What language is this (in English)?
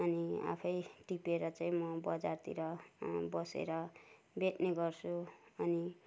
Nepali